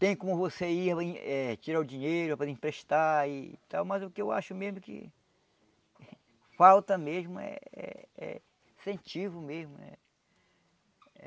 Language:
Portuguese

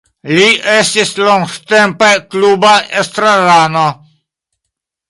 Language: Esperanto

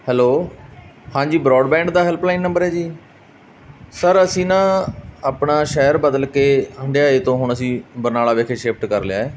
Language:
Punjabi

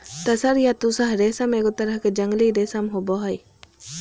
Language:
Magahi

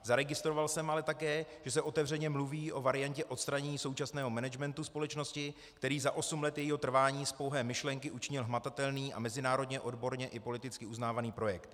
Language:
Czech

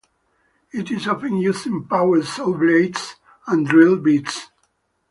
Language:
English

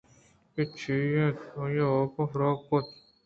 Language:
Eastern Balochi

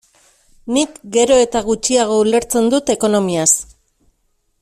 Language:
Basque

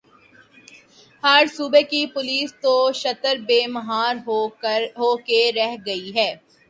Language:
Urdu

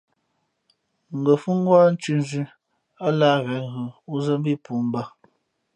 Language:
Fe'fe'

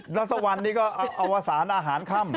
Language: Thai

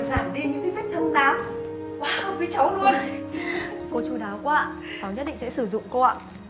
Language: Vietnamese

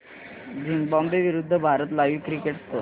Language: Marathi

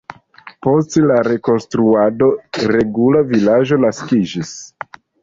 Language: Esperanto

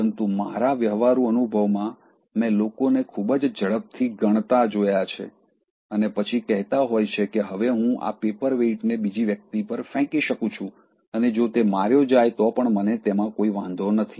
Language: Gujarati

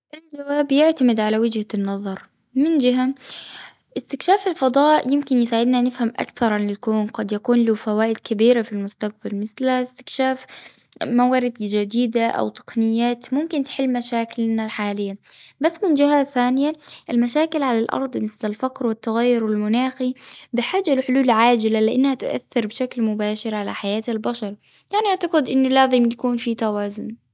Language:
Gulf Arabic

